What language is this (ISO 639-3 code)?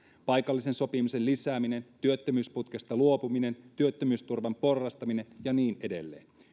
fin